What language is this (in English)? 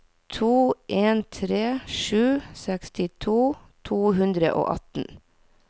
Norwegian